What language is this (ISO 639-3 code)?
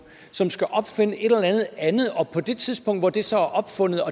dan